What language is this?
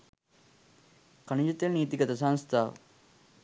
Sinhala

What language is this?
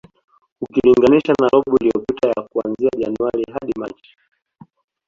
Swahili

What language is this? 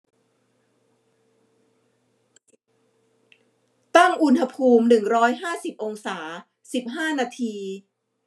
Thai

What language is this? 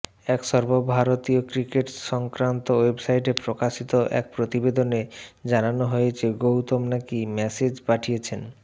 Bangla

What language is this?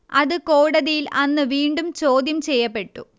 Malayalam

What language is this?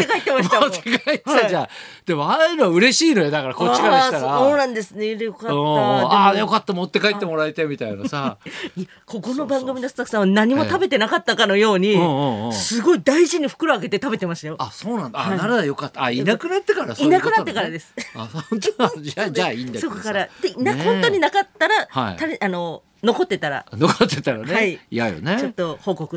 Japanese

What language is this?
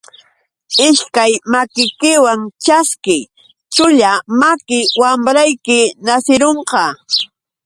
Yauyos Quechua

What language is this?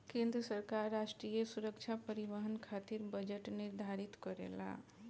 Bhojpuri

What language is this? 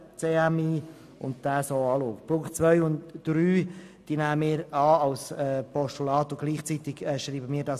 Swiss German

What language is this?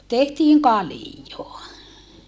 Finnish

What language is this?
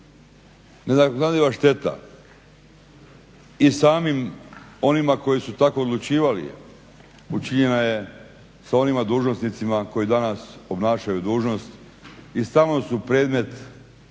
Croatian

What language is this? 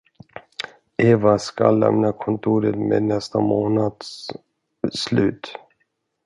Swedish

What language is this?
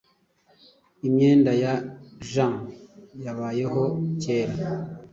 Kinyarwanda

